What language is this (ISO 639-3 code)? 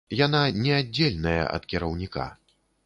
bel